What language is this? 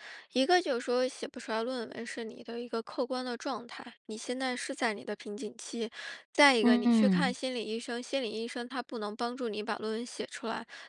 Chinese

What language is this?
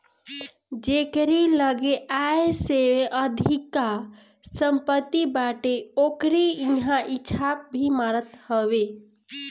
Bhojpuri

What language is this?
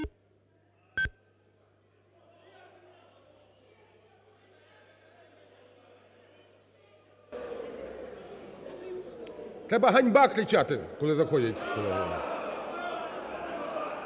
Ukrainian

